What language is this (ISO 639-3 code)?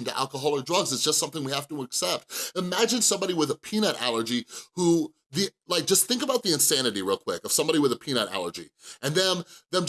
eng